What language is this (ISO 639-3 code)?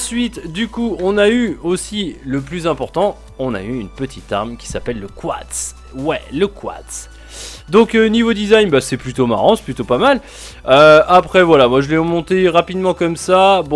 fra